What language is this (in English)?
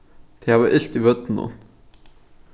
Faroese